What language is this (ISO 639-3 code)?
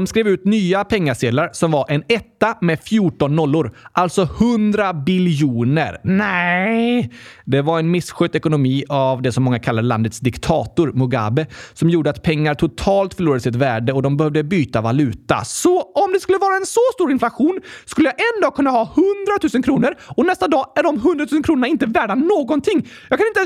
swe